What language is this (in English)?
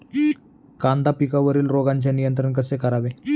Marathi